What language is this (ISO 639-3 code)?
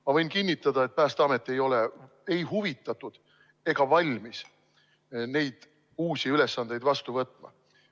est